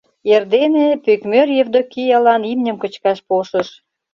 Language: Mari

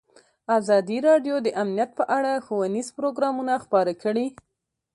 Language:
Pashto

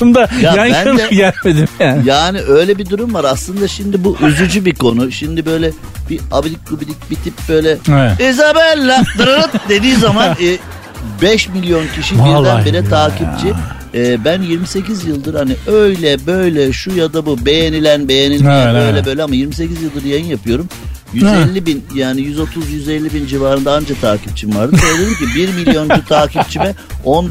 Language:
Turkish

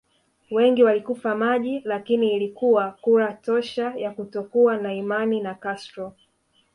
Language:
Swahili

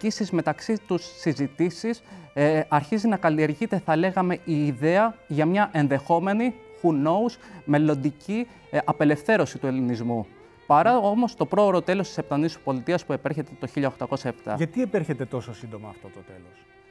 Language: Greek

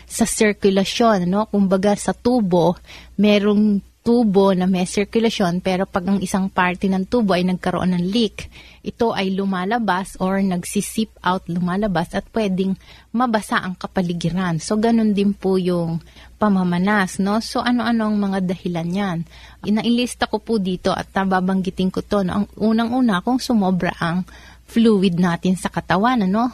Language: Filipino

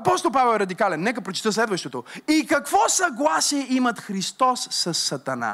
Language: Bulgarian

